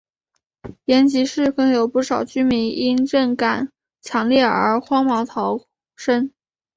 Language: Chinese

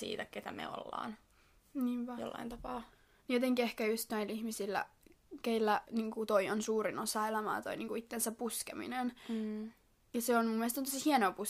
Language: Finnish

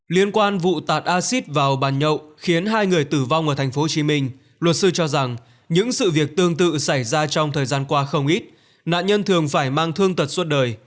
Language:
Vietnamese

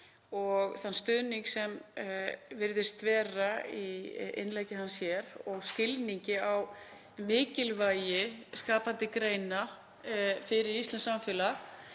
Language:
Icelandic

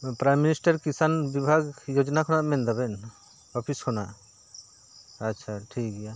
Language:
Santali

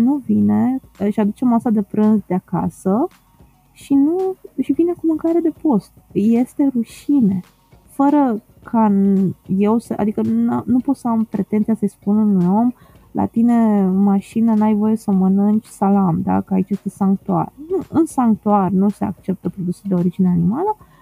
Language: Romanian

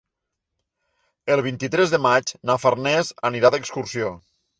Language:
Catalan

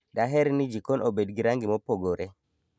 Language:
Luo (Kenya and Tanzania)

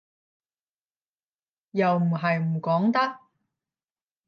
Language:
Cantonese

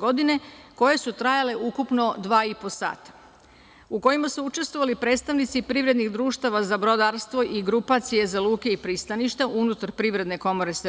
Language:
Serbian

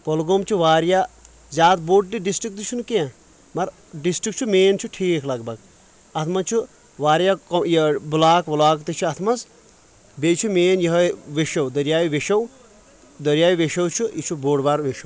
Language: Kashmiri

